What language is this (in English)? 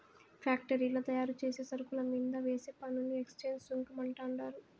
Telugu